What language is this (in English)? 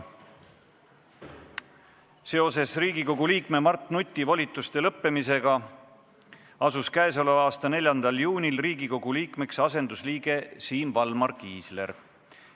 Estonian